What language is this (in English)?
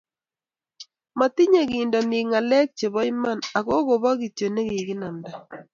Kalenjin